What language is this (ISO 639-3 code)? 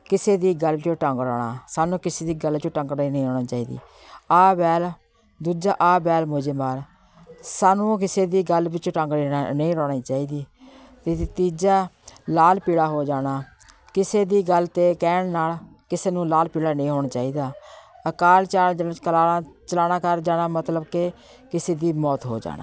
pan